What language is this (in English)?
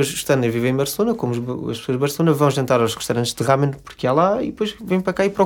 Portuguese